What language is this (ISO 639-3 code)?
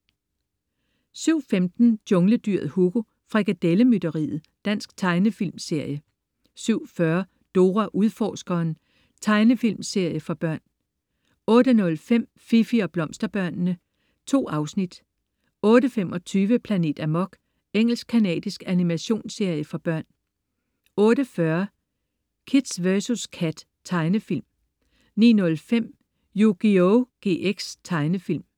dan